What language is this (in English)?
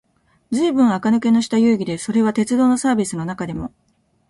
Japanese